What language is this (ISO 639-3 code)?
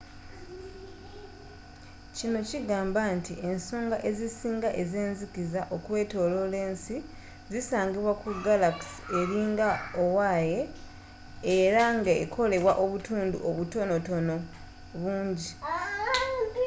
lug